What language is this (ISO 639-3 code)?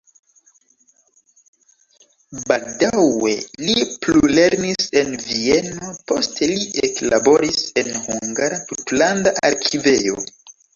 epo